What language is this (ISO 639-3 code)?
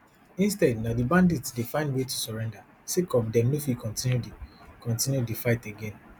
pcm